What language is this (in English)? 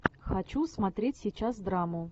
Russian